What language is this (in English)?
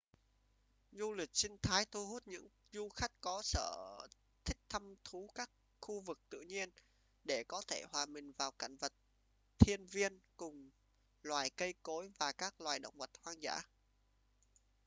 Vietnamese